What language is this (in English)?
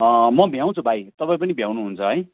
Nepali